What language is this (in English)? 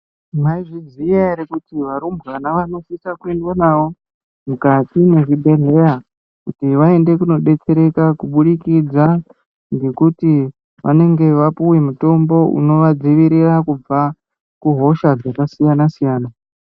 Ndau